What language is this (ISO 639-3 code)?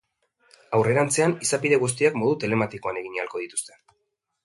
eus